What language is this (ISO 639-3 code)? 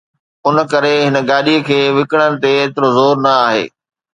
snd